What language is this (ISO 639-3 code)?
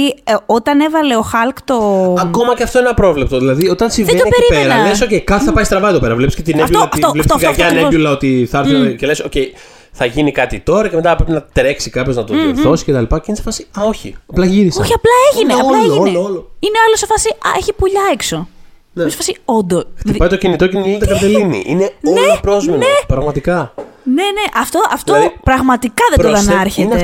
ell